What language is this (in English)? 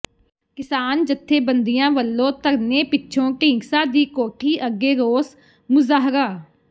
Punjabi